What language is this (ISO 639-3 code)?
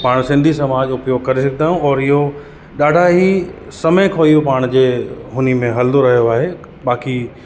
snd